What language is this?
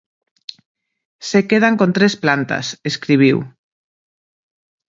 Galician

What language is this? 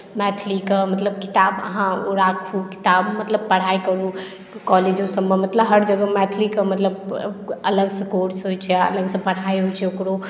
Maithili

